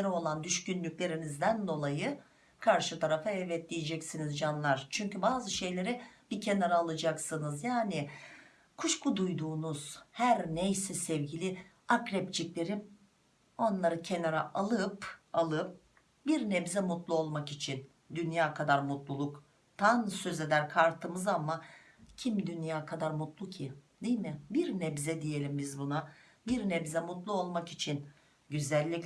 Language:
Turkish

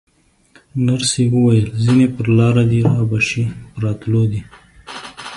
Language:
Pashto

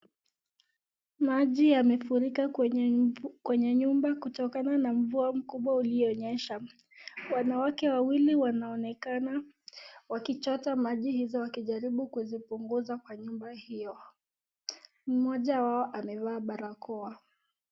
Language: Swahili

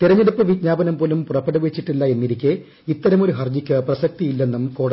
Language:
Malayalam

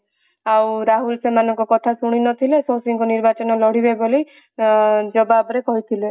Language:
Odia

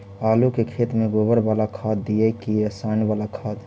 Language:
Magahi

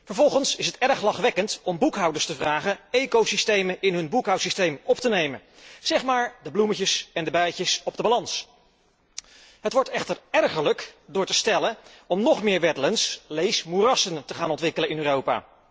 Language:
Dutch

